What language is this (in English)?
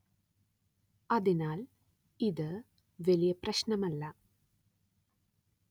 Malayalam